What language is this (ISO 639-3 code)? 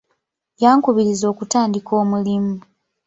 lug